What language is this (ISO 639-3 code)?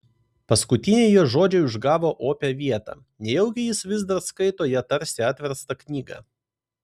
lit